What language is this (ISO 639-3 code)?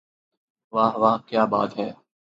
urd